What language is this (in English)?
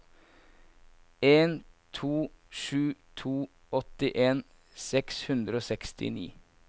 Norwegian